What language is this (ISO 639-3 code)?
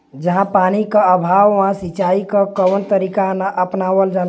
bho